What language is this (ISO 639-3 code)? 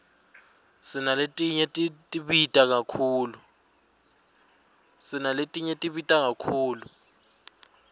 ssw